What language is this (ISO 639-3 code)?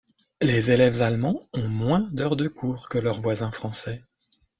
fra